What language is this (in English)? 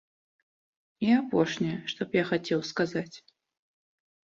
Belarusian